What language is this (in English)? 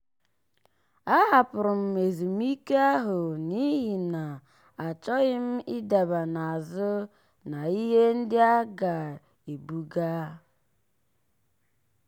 Igbo